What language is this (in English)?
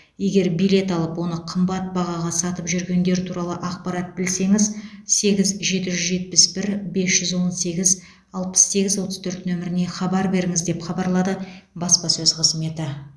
Kazakh